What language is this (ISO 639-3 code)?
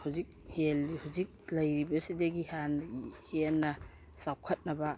mni